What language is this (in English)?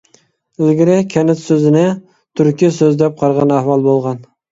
Uyghur